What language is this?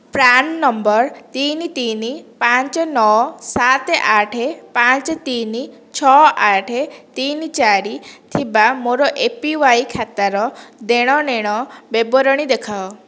Odia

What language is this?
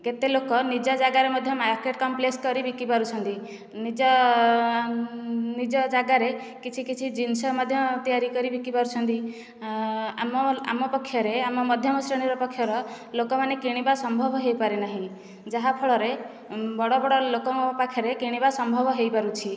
Odia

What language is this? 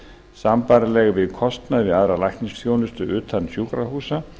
Icelandic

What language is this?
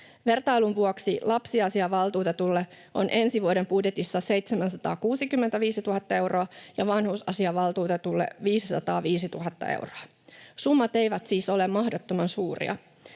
Finnish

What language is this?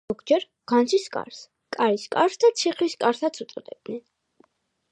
Georgian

